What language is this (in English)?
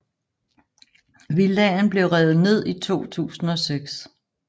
Danish